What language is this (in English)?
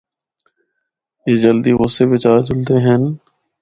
Northern Hindko